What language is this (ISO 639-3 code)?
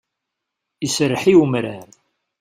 kab